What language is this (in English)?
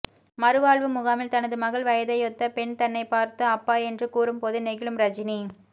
Tamil